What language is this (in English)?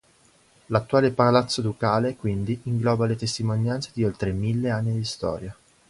Italian